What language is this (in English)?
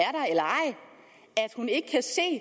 Danish